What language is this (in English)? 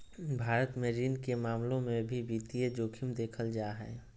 Magahi